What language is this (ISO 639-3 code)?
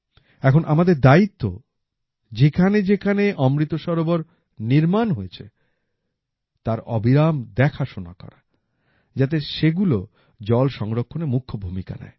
ben